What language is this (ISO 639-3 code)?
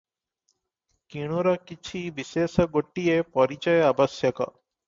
ori